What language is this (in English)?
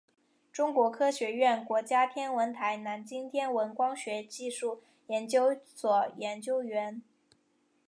Chinese